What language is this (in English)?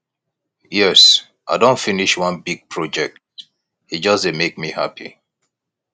Nigerian Pidgin